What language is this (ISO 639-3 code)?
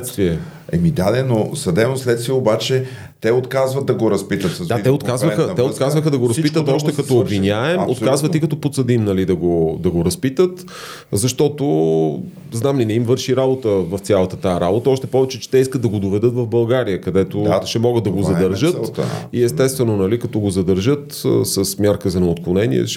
bul